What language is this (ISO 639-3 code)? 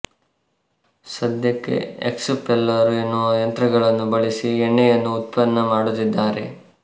kan